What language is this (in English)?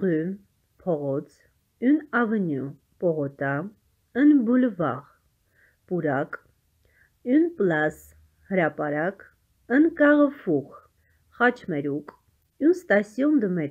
Polish